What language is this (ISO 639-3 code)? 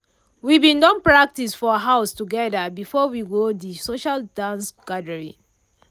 pcm